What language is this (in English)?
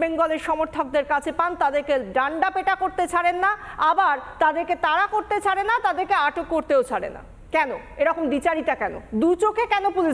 Bangla